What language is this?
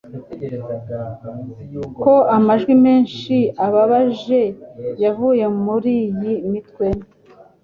Kinyarwanda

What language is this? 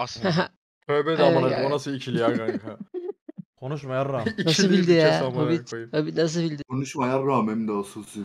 Turkish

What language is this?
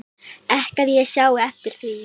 Icelandic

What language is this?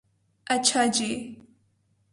Urdu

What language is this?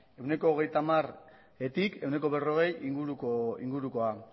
Basque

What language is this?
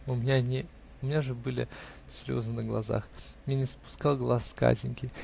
Russian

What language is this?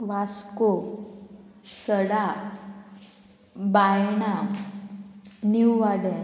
Konkani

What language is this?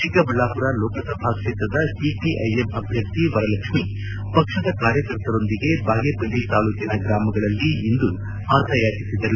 Kannada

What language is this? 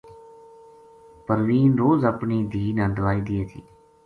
Gujari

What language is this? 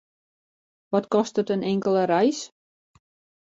Western Frisian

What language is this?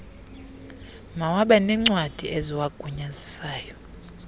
Xhosa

